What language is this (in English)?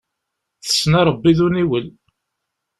Kabyle